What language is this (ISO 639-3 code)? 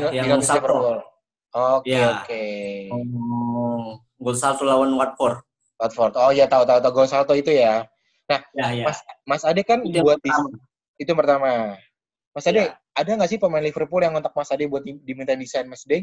ind